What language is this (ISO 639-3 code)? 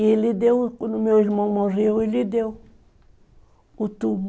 por